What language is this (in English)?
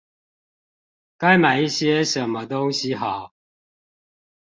Chinese